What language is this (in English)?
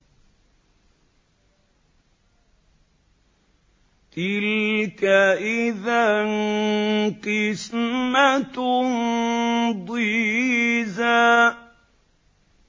Arabic